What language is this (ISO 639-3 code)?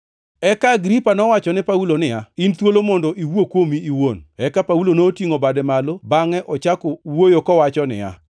luo